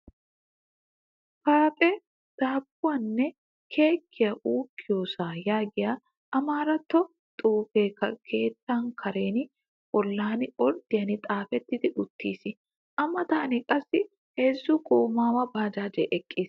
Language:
Wolaytta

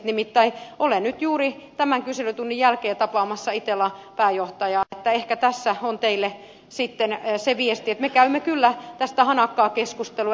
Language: Finnish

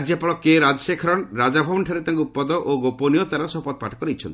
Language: Odia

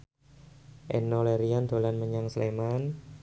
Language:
Javanese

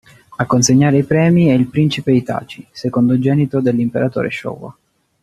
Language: Italian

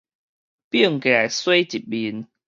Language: Min Nan Chinese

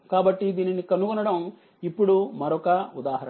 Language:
Telugu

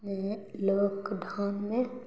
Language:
Maithili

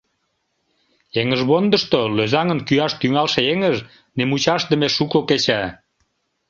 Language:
Mari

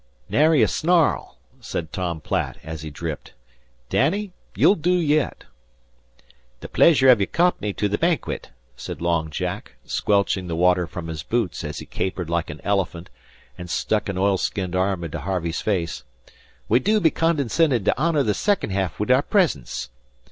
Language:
English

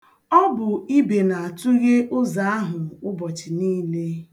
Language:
Igbo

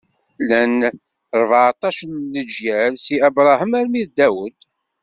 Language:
Kabyle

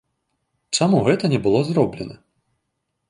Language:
Belarusian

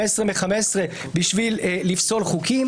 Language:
Hebrew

